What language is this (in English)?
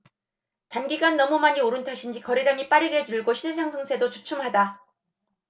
Korean